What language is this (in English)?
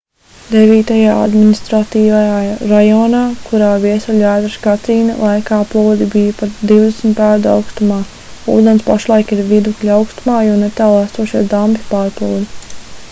Latvian